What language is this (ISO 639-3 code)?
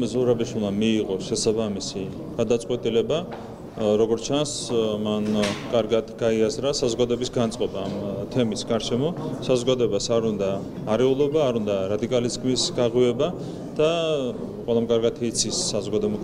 ron